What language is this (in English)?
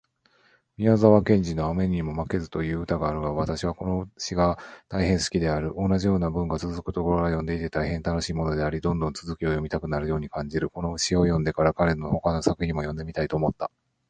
Japanese